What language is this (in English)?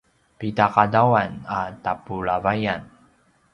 Paiwan